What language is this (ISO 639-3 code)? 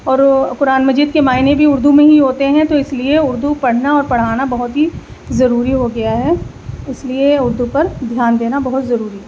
urd